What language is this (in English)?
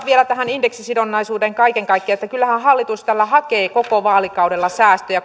Finnish